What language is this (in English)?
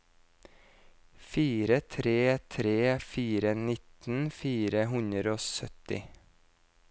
Norwegian